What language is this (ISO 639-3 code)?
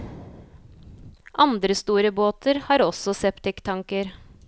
nor